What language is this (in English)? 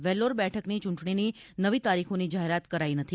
Gujarati